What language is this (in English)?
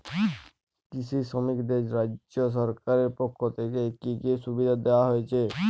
Bangla